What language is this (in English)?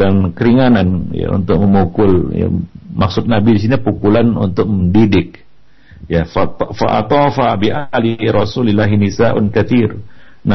Malay